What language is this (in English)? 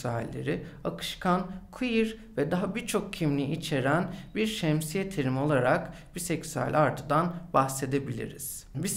Turkish